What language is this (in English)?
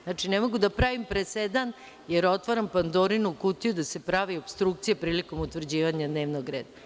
Serbian